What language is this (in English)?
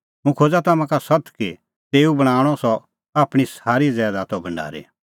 Kullu Pahari